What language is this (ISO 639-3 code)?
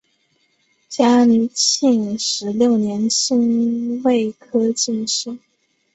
zho